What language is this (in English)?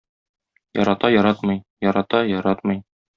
Tatar